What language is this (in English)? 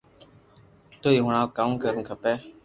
Loarki